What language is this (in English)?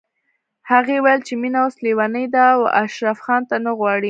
Pashto